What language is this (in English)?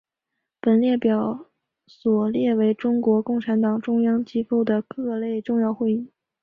Chinese